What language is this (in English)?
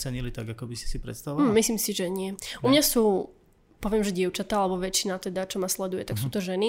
Slovak